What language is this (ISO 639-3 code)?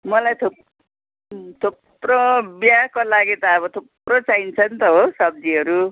nep